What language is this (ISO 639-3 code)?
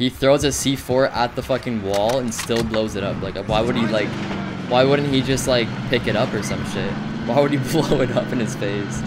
eng